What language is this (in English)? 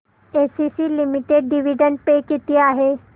Marathi